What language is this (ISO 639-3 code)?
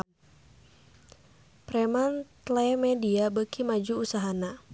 sun